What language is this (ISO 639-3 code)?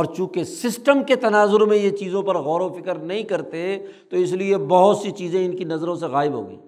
urd